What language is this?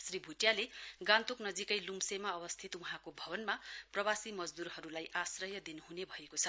Nepali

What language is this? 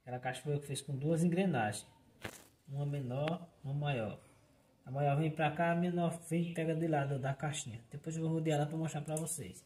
Portuguese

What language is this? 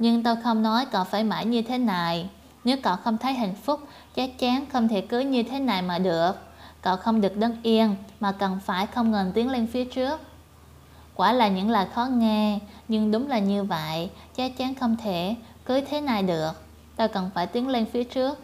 Vietnamese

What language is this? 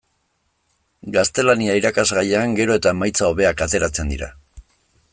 Basque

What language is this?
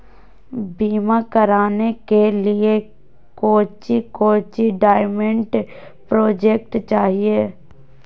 Magahi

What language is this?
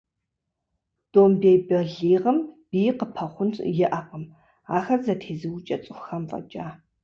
Kabardian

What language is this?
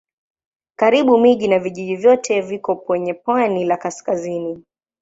Swahili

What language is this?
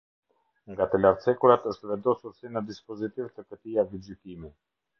Albanian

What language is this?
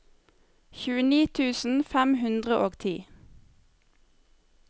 Norwegian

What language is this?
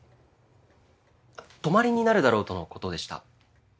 Japanese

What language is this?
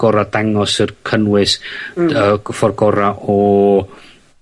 Welsh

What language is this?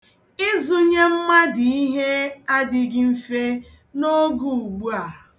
Igbo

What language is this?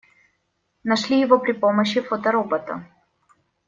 Russian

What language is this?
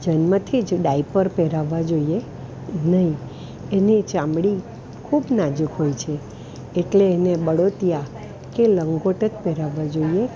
Gujarati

